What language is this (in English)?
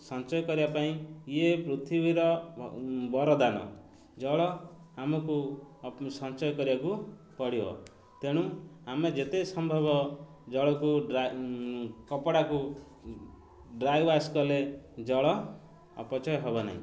Odia